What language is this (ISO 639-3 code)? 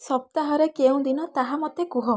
ori